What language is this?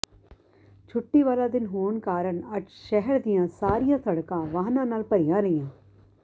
Punjabi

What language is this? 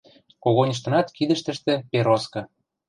Western Mari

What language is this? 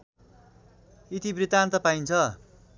Nepali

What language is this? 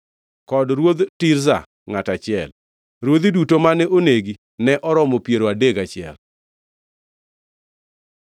Luo (Kenya and Tanzania)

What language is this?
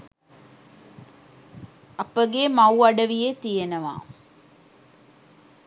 Sinhala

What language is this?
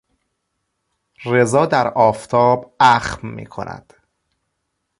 Persian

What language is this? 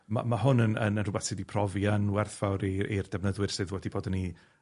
Welsh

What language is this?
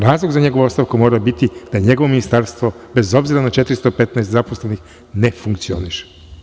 Serbian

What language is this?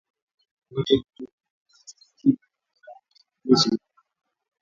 Swahili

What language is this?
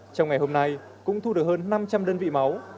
Vietnamese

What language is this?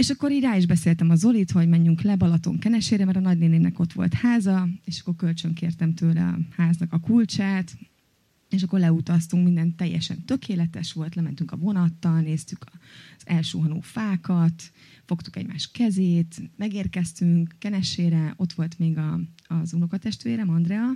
Hungarian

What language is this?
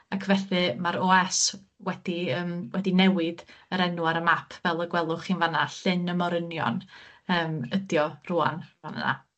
Welsh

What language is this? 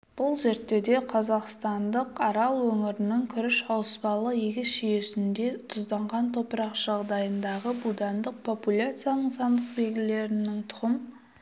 Kazakh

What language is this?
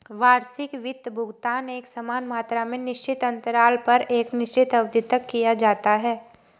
Hindi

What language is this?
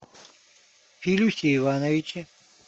Russian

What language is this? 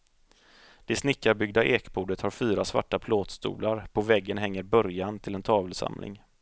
Swedish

